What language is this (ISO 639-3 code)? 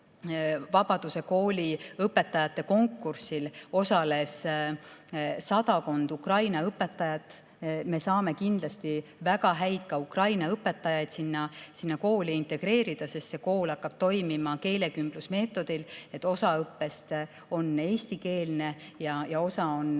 est